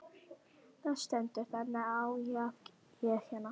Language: Icelandic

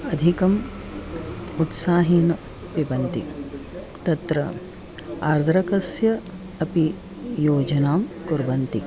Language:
Sanskrit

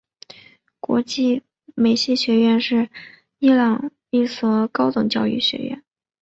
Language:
Chinese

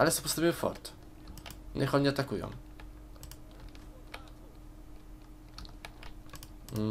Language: Polish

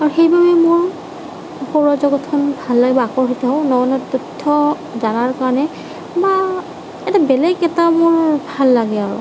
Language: Assamese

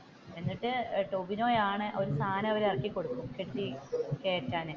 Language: Malayalam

